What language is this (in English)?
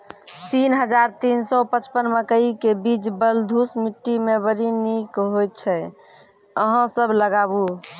Maithili